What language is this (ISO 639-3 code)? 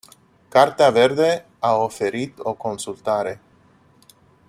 ron